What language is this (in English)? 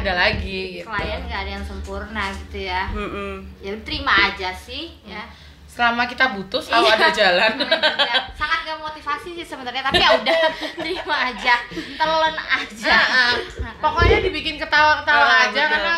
Indonesian